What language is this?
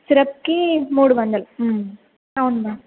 Telugu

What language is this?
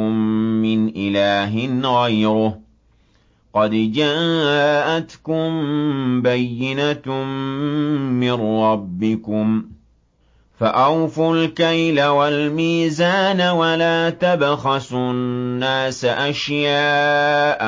Arabic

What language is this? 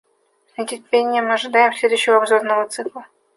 Russian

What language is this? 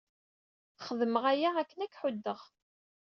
Kabyle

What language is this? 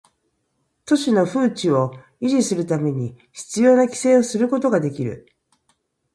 Japanese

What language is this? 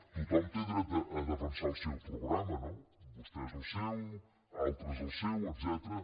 Catalan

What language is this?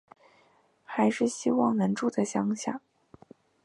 Chinese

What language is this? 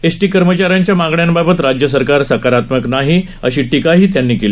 Marathi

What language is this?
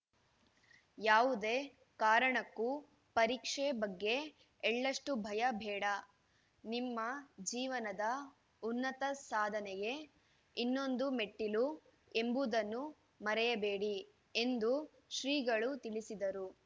Kannada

